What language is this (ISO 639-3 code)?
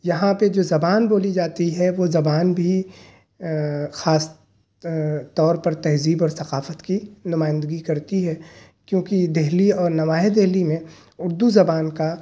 urd